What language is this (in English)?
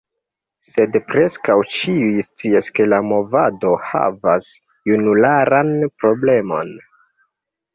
Esperanto